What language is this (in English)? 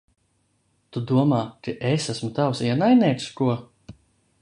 Latvian